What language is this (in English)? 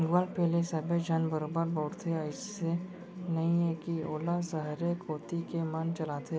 Chhattisgarhi